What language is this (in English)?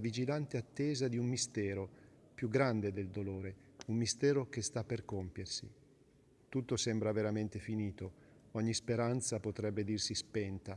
Italian